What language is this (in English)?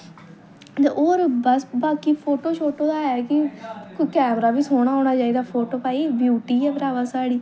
Dogri